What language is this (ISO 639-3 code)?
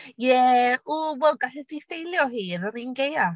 cym